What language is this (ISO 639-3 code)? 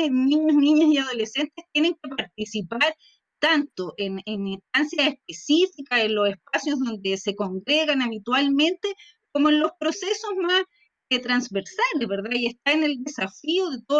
spa